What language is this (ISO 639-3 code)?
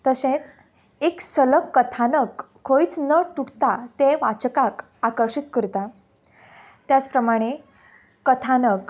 kok